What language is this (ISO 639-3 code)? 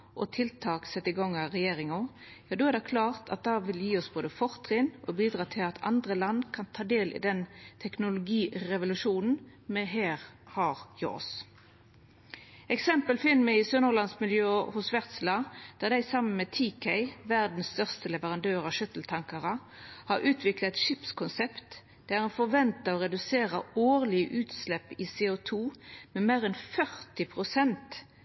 nno